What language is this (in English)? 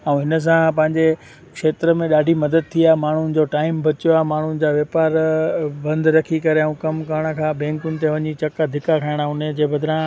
Sindhi